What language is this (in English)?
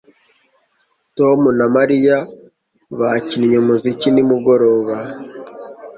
Kinyarwanda